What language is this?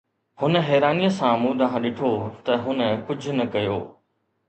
Sindhi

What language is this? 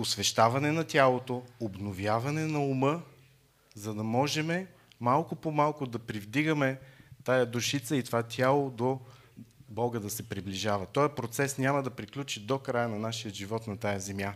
Bulgarian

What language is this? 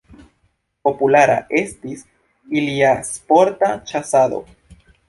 Esperanto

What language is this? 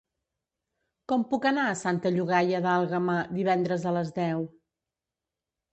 Catalan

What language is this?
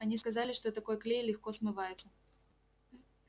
Russian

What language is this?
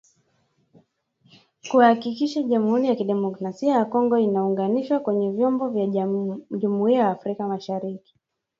Swahili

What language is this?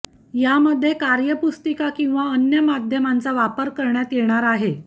Marathi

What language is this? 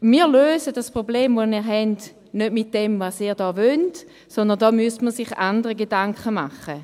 Swiss German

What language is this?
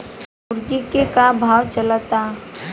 Bhojpuri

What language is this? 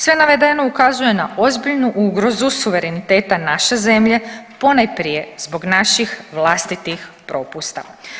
Croatian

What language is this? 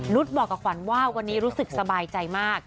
Thai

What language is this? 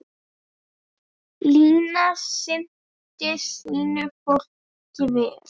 Icelandic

